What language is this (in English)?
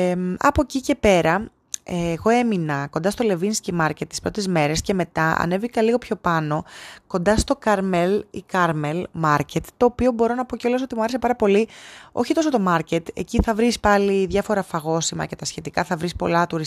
Greek